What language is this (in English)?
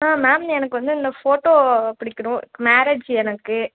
Tamil